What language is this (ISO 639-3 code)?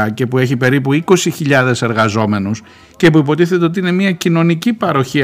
ell